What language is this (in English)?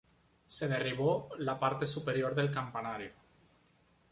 Spanish